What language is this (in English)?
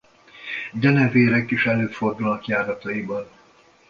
Hungarian